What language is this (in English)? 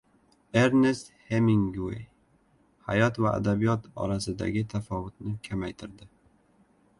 Uzbek